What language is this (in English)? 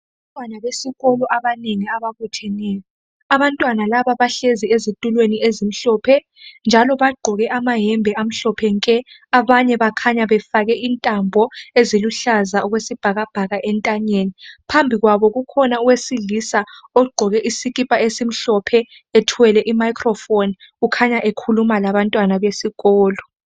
North Ndebele